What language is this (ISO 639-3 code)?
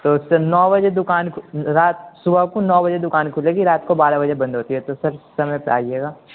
urd